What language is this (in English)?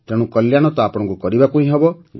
Odia